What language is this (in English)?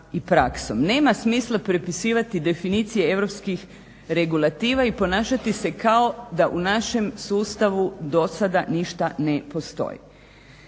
Croatian